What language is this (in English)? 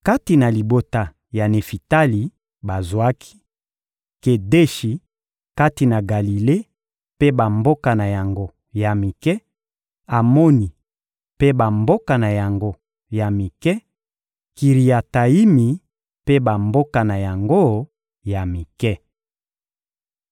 Lingala